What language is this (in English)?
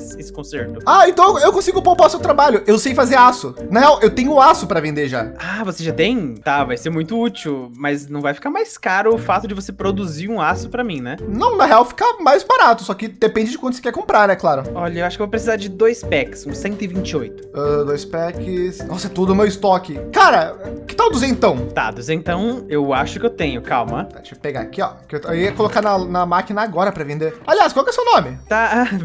Portuguese